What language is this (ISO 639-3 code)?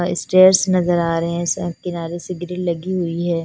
hin